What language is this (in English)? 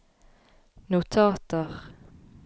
Norwegian